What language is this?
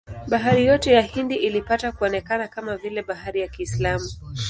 Swahili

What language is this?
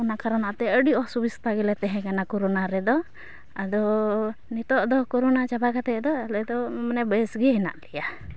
Santali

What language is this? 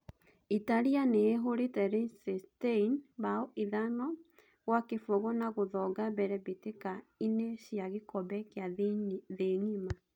Kikuyu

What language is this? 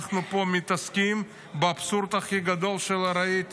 Hebrew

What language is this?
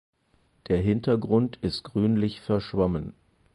German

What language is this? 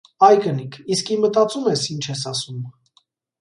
Armenian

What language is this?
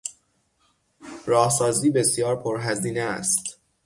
Persian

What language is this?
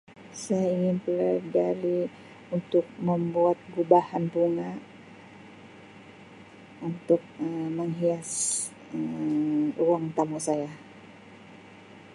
Sabah Malay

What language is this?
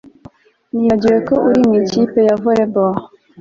Kinyarwanda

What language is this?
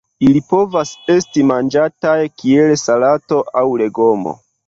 Esperanto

